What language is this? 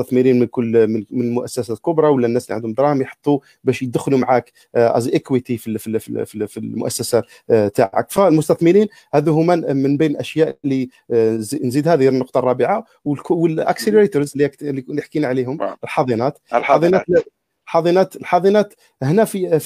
Arabic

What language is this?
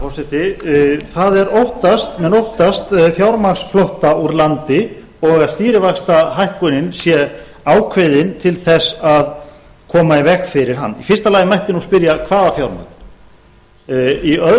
Icelandic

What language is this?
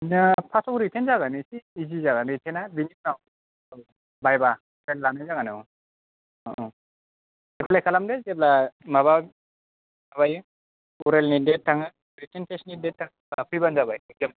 Bodo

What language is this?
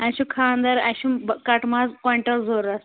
Kashmiri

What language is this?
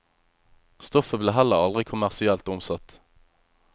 Norwegian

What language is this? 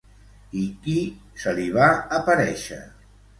Catalan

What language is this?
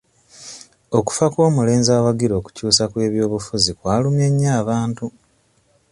Ganda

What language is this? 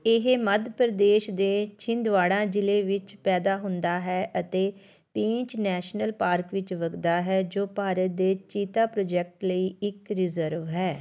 Punjabi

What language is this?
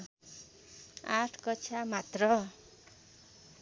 Nepali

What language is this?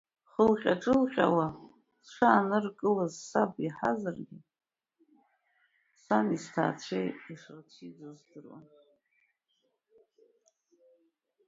Abkhazian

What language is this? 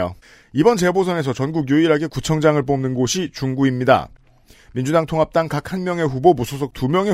Korean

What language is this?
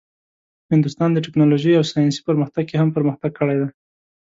Pashto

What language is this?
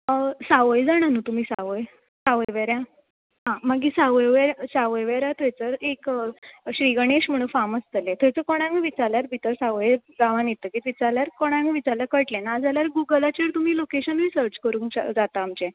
Konkani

